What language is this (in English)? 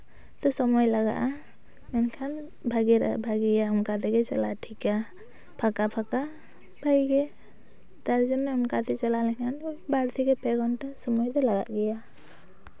Santali